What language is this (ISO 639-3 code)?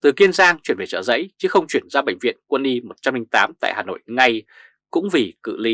vie